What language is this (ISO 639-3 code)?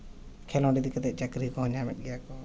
sat